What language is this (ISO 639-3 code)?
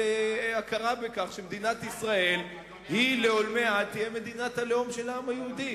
heb